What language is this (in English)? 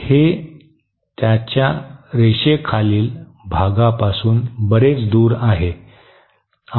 Marathi